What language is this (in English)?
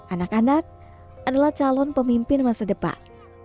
Indonesian